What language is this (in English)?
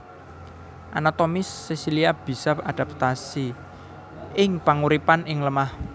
Javanese